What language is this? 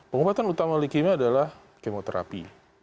Indonesian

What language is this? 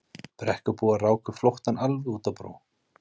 Icelandic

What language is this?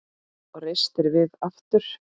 Icelandic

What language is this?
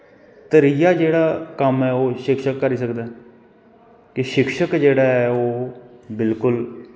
Dogri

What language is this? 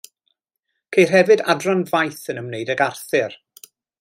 Welsh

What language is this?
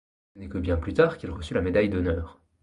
French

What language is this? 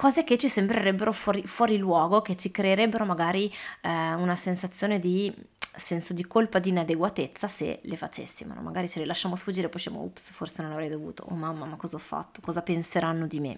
Italian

